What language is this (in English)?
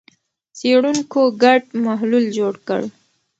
Pashto